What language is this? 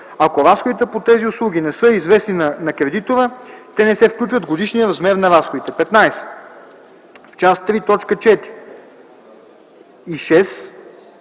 Bulgarian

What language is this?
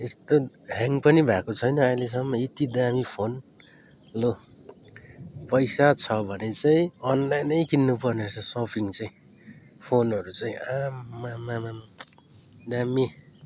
Nepali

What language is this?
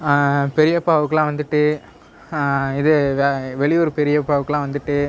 Tamil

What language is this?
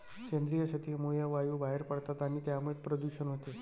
Marathi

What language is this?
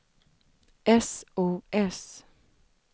Swedish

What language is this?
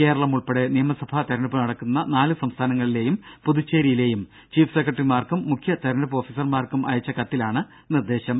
Malayalam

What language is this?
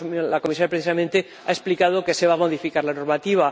Spanish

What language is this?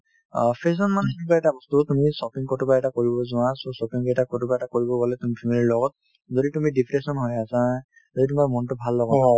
Assamese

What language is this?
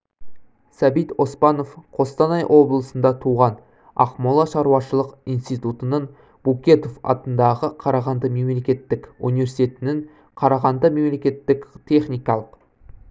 Kazakh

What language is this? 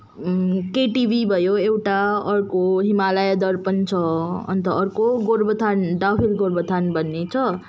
Nepali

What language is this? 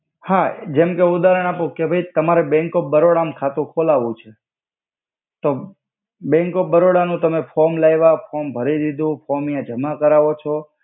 Gujarati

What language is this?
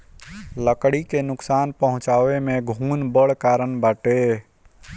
Bhojpuri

